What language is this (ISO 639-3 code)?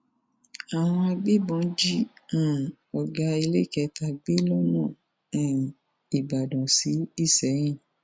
yor